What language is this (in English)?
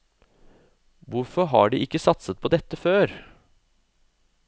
Norwegian